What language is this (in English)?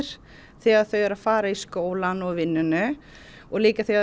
Icelandic